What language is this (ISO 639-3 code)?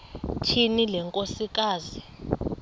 xho